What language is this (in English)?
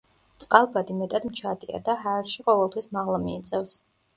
Georgian